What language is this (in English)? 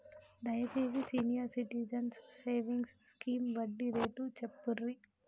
Telugu